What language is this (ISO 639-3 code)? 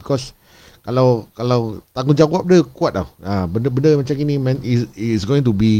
msa